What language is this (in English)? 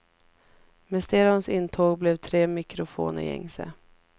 Swedish